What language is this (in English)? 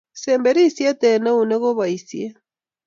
Kalenjin